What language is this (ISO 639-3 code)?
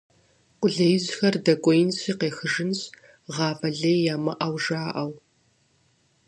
kbd